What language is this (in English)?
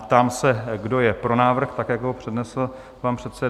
Czech